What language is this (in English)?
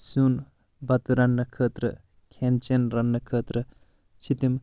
Kashmiri